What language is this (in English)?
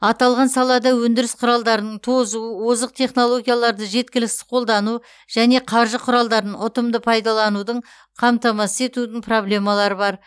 Kazakh